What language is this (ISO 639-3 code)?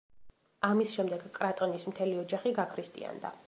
kat